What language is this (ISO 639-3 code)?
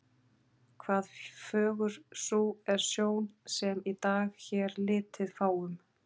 isl